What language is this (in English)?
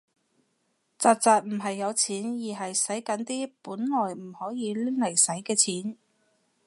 Cantonese